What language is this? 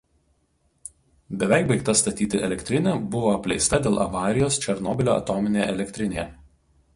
Lithuanian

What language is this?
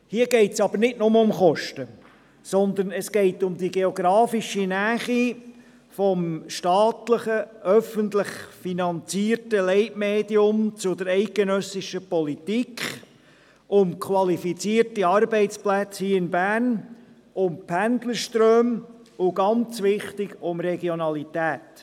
Swiss German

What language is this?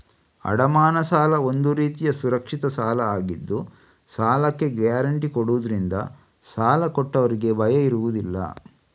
Kannada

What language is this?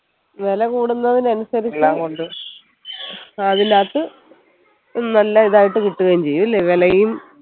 Malayalam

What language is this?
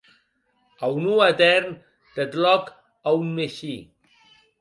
Occitan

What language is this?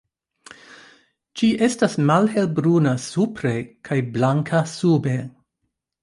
Esperanto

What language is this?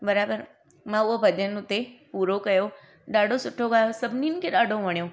Sindhi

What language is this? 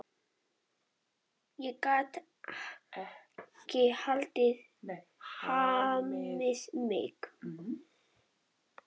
Icelandic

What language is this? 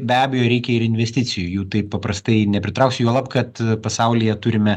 Lithuanian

